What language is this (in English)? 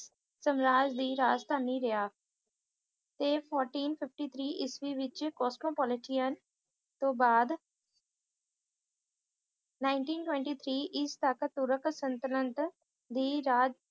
Punjabi